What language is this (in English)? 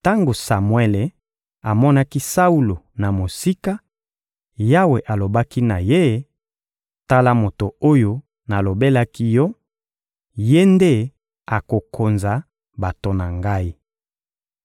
Lingala